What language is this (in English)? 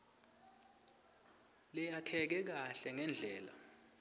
Swati